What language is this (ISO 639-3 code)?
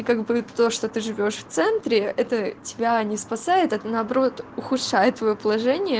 rus